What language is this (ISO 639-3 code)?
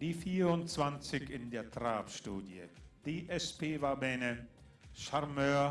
deu